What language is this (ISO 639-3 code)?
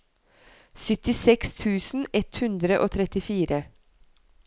nor